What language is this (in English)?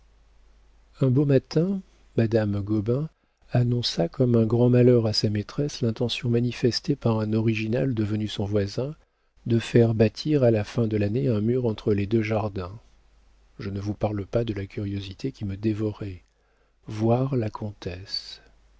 French